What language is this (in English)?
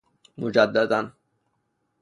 Persian